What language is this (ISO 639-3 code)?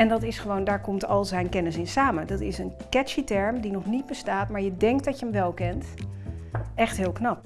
nld